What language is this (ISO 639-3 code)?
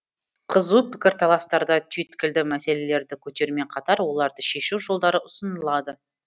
kaz